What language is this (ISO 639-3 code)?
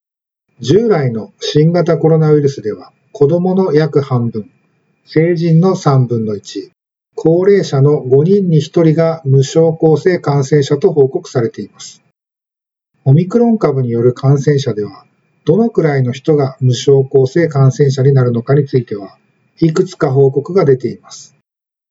jpn